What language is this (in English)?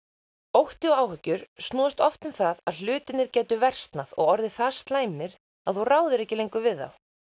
Icelandic